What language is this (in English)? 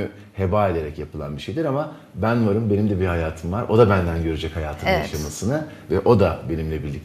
Turkish